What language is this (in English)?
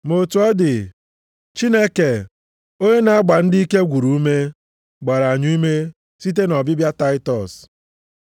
Igbo